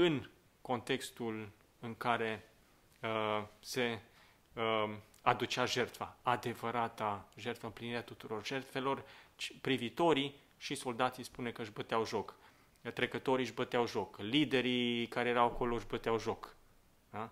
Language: Romanian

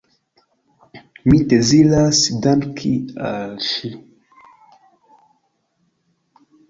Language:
Esperanto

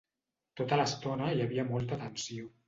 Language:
Catalan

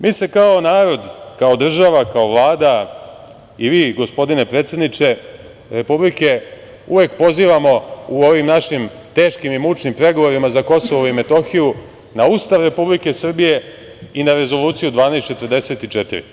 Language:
Serbian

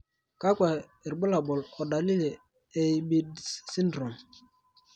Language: Masai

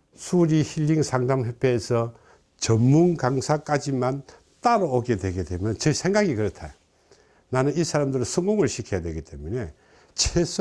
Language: Korean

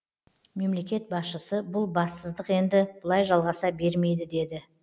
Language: Kazakh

